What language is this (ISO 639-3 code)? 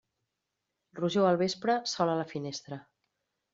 cat